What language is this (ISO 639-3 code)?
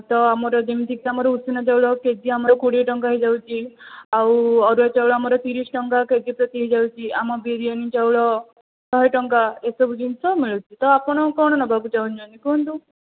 ori